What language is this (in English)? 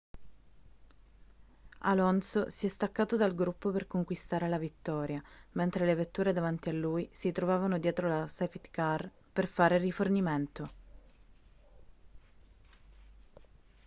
Italian